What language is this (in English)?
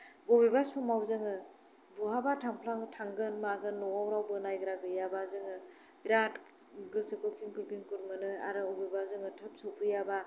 Bodo